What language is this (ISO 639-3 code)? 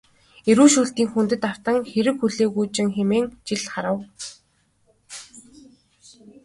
mon